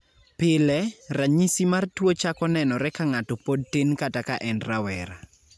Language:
Luo (Kenya and Tanzania)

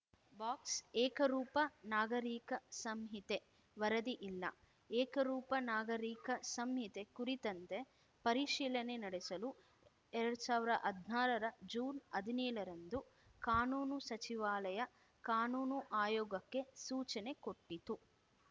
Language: Kannada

